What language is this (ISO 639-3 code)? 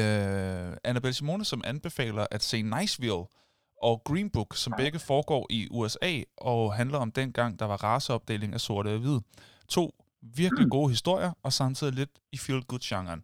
dan